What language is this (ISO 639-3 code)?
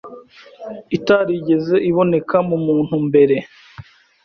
kin